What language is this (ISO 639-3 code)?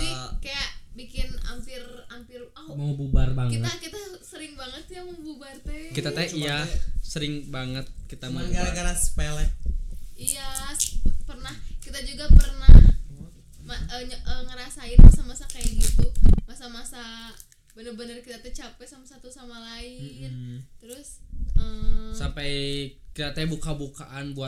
ind